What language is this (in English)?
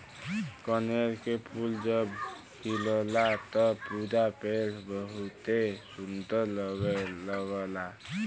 Bhojpuri